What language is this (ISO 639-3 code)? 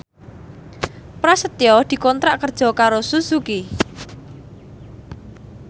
jav